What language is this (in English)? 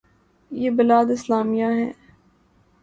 Urdu